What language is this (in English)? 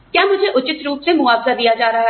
Hindi